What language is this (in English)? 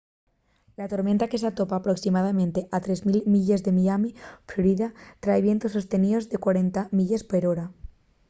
Asturian